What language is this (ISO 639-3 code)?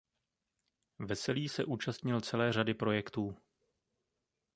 ces